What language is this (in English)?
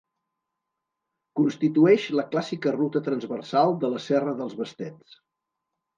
Catalan